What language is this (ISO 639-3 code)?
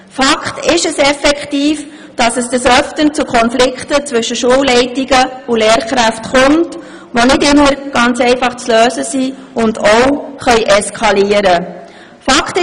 gsw